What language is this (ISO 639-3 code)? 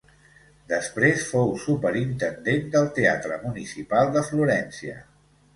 cat